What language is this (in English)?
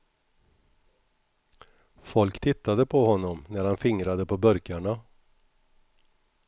Swedish